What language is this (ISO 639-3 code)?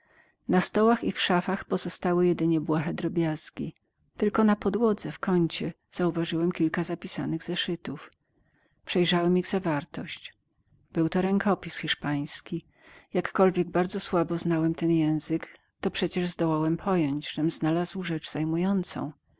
pol